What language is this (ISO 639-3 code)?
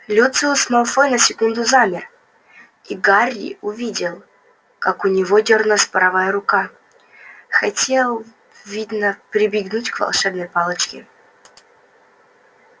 rus